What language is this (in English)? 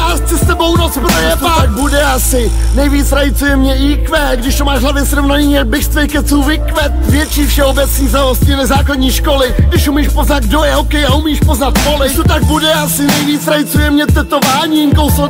Czech